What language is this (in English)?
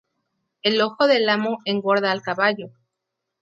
Spanish